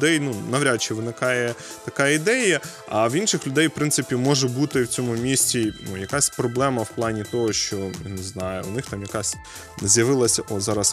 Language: Ukrainian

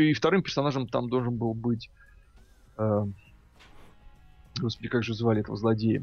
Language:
Russian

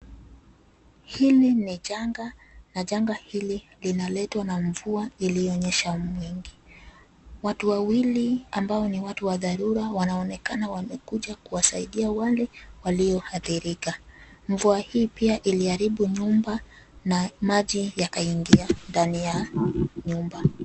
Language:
Swahili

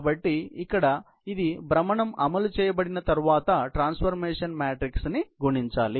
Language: Telugu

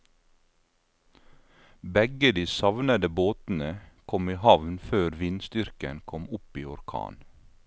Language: Norwegian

